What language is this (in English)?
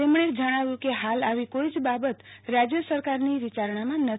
Gujarati